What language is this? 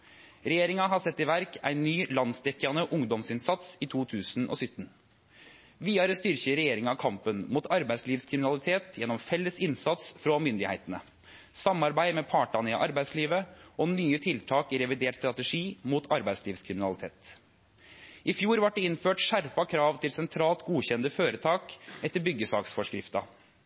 Norwegian Nynorsk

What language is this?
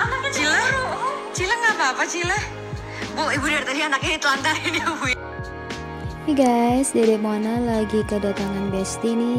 Indonesian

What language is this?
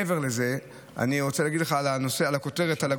Hebrew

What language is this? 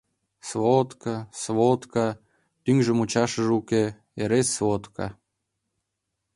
Mari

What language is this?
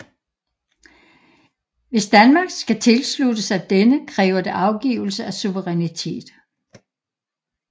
Danish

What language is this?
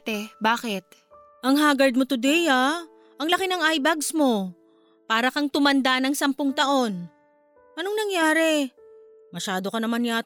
Filipino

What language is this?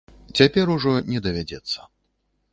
Belarusian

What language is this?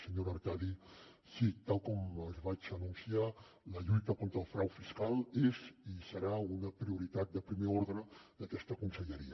Catalan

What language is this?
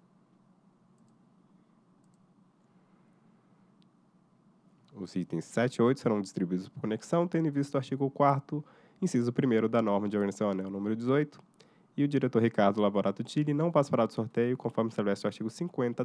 Portuguese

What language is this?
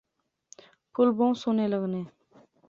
Pahari-Potwari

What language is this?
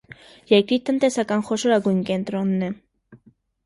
Armenian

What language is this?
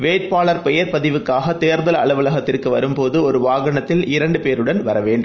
Tamil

